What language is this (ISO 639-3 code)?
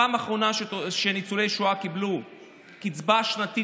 heb